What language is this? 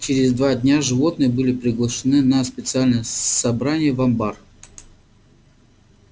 Russian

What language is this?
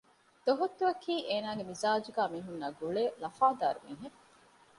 Divehi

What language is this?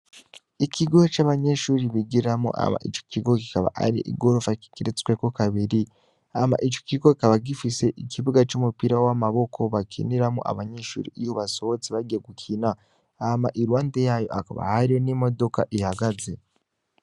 Rundi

